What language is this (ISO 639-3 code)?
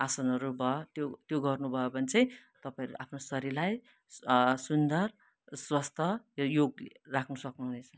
nep